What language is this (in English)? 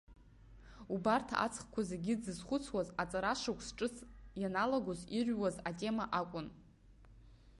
Abkhazian